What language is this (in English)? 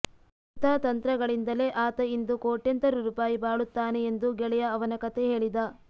Kannada